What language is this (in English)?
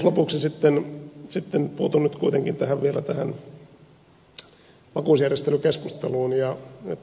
Finnish